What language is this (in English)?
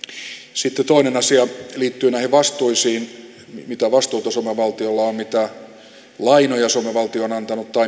Finnish